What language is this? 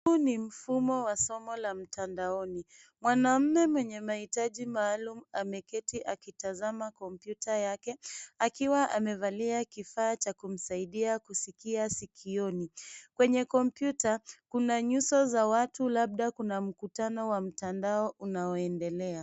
Swahili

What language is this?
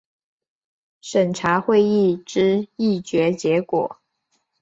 Chinese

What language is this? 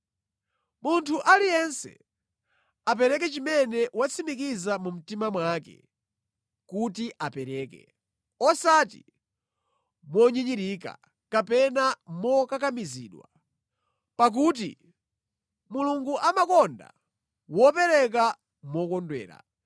Nyanja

